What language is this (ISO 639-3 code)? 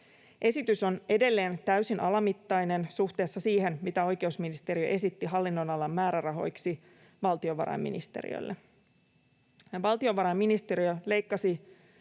fin